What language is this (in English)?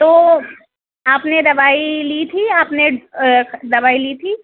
Urdu